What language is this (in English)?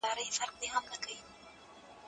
Pashto